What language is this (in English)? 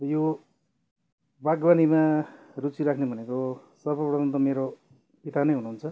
Nepali